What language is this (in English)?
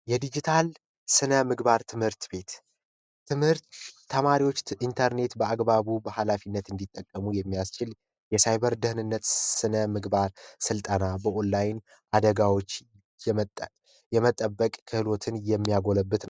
Amharic